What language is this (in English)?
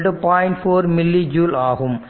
Tamil